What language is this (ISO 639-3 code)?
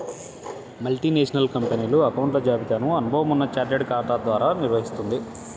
tel